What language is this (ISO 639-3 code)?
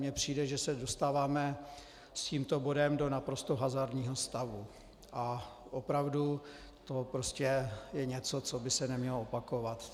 ces